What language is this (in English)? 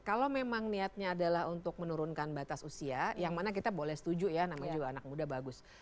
Indonesian